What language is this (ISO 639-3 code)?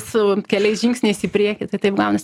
lit